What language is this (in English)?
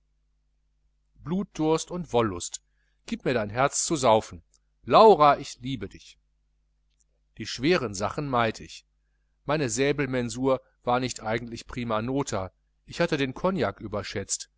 German